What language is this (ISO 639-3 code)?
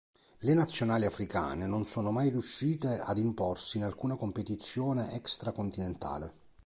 ita